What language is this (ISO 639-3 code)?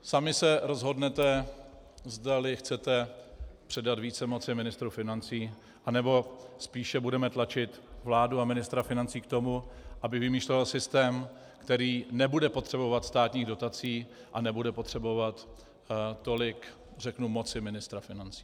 ces